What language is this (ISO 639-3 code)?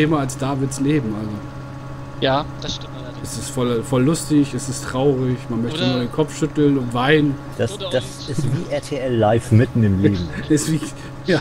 deu